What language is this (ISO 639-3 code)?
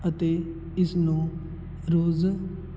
pan